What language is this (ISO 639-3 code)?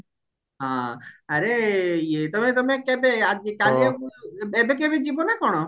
ori